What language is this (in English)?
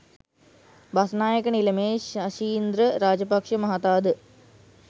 Sinhala